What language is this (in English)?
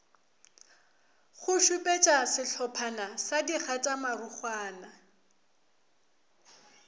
Northern Sotho